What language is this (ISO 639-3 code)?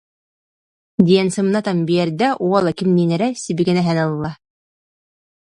sah